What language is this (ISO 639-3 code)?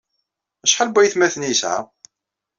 kab